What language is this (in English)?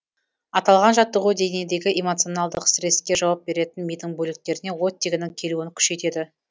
Kazakh